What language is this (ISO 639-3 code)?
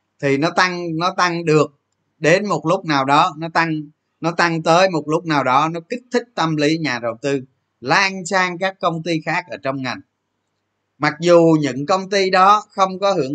vie